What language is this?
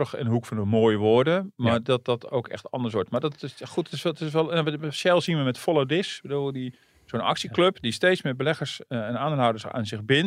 Dutch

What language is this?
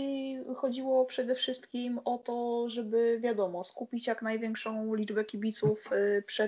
Polish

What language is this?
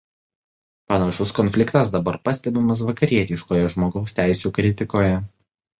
Lithuanian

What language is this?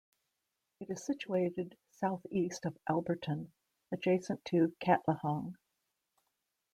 English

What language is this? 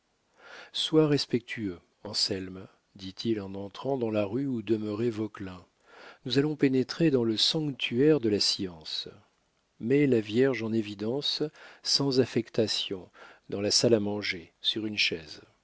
French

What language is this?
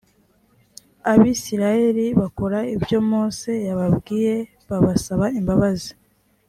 Kinyarwanda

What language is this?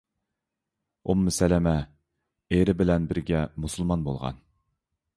Uyghur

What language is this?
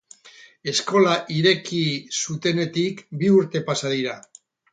Basque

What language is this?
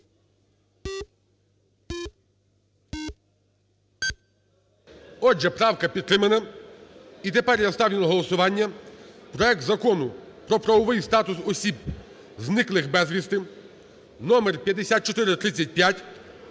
Ukrainian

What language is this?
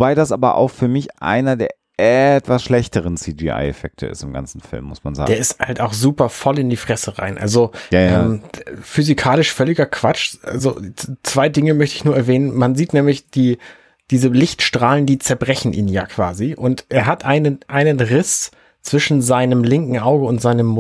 German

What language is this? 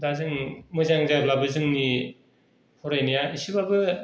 Bodo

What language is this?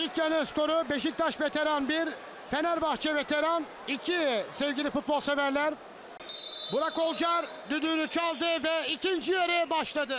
Turkish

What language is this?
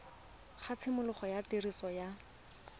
Tswana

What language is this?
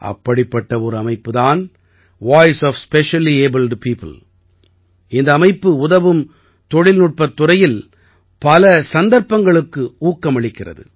Tamil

